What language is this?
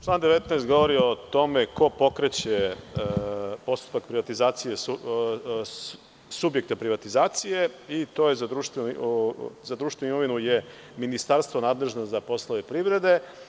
Serbian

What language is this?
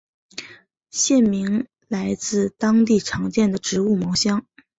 Chinese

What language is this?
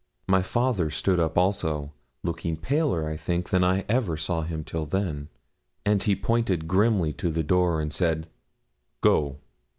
English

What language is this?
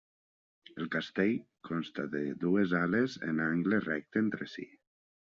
Catalan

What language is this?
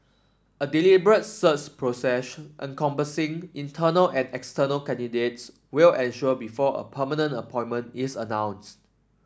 English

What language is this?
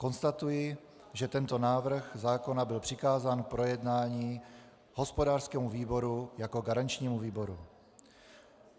Czech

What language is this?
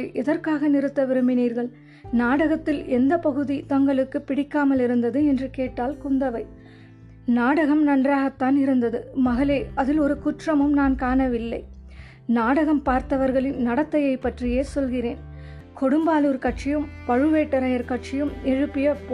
Tamil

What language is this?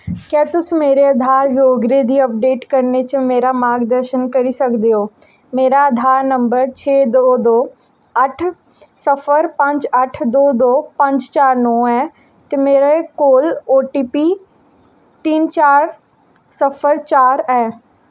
Dogri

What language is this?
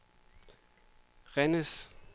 Danish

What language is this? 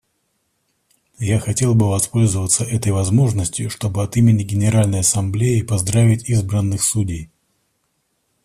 Russian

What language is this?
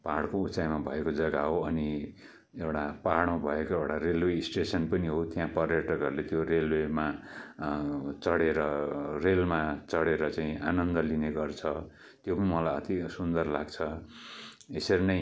Nepali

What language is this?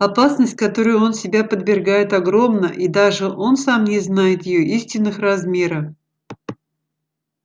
Russian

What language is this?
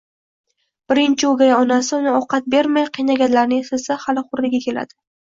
Uzbek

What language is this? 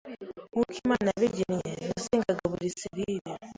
Kinyarwanda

